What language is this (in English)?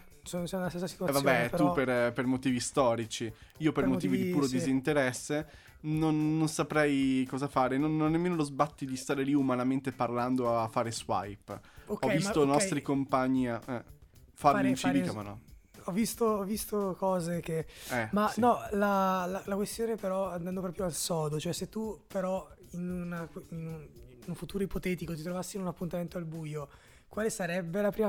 Italian